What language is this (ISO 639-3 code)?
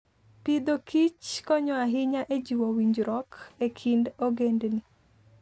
luo